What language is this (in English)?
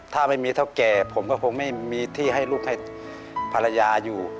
Thai